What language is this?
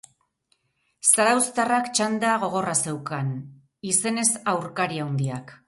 Basque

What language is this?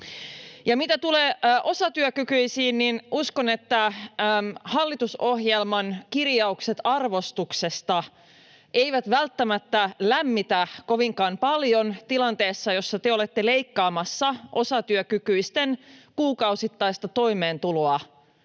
Finnish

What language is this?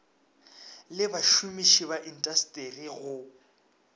Northern Sotho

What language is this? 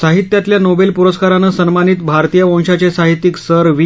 Marathi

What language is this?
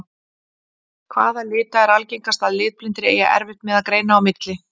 Icelandic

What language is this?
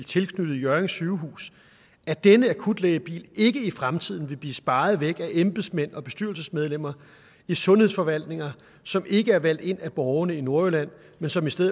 Danish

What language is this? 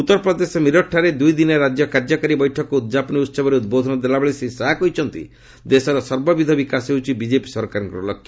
Odia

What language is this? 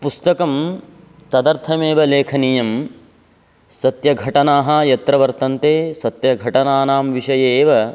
Sanskrit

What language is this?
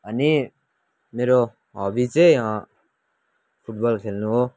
Nepali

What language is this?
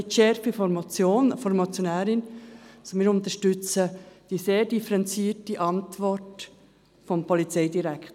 Swiss German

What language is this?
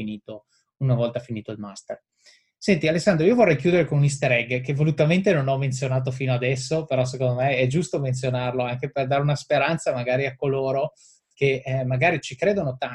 Italian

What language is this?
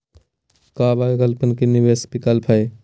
Magahi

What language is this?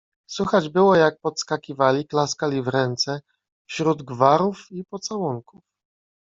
Polish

